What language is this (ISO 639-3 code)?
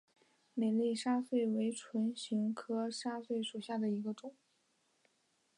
zho